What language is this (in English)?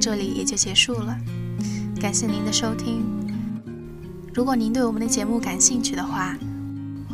Chinese